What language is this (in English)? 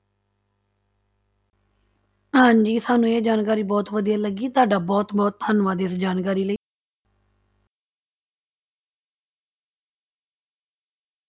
Punjabi